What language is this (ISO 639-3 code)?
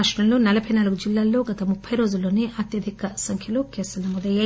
tel